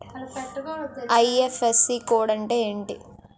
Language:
Telugu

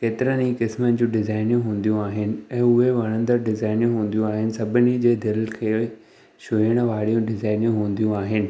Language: Sindhi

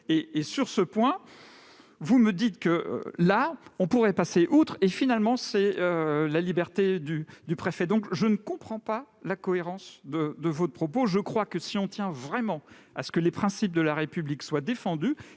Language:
French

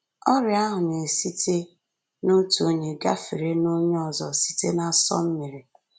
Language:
Igbo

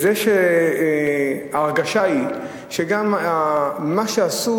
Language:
Hebrew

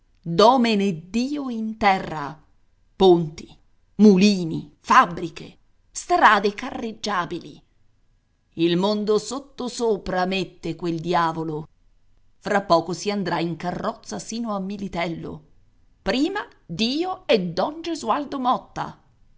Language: Italian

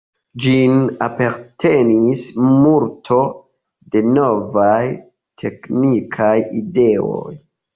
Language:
Esperanto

